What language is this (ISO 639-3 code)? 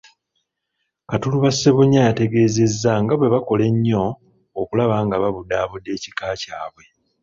lug